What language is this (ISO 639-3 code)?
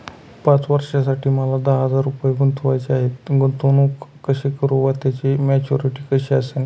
mar